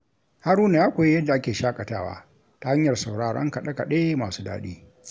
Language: Hausa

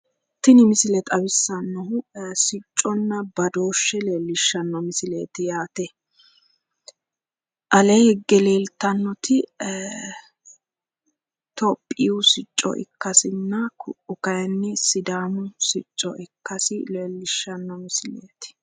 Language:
Sidamo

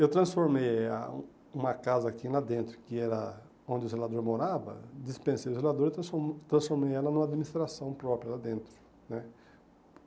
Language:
Portuguese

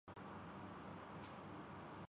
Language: Urdu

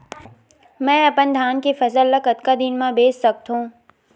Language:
Chhattisgarhi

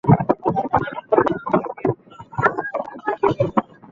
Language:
Bangla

